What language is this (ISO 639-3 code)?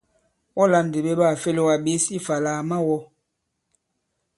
abb